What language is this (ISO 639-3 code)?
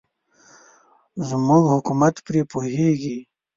pus